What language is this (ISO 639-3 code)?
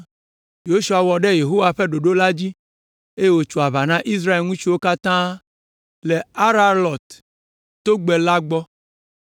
ewe